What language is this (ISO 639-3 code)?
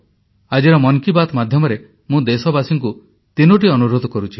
ori